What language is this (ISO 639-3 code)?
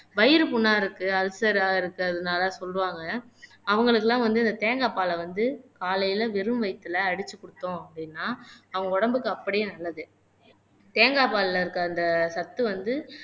tam